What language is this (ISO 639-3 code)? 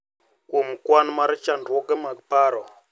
luo